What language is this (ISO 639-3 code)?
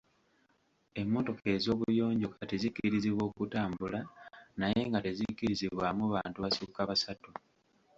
lug